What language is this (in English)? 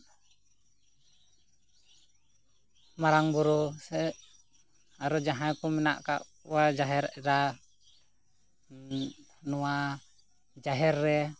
Santali